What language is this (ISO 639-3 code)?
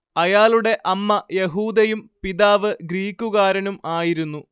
mal